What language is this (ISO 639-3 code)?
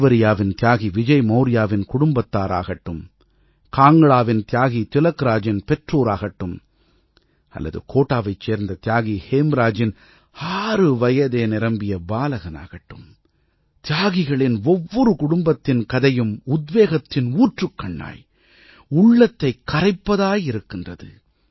tam